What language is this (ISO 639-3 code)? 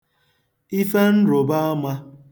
ibo